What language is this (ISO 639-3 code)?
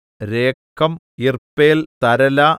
mal